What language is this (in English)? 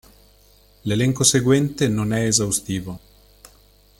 Italian